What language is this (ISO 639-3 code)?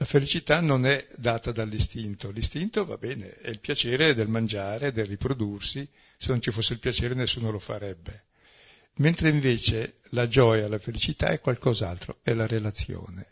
ita